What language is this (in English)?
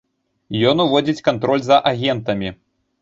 Belarusian